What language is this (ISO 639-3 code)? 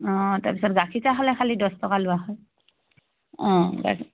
asm